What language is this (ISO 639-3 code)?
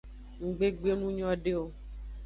ajg